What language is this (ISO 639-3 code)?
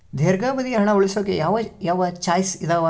kan